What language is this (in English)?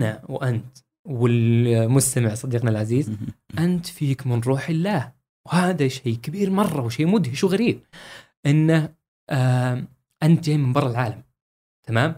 Arabic